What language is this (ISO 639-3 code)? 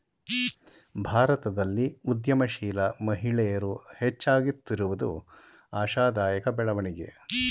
kan